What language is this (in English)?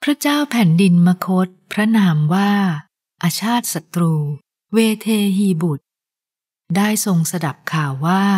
Thai